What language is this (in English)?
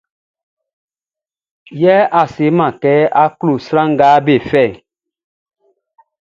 Baoulé